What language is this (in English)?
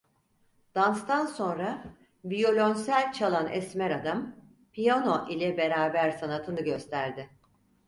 Turkish